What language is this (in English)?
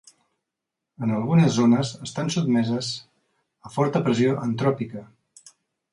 Catalan